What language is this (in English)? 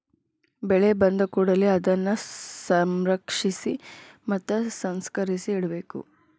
Kannada